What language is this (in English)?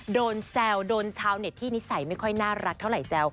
Thai